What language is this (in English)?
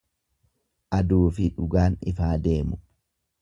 Oromo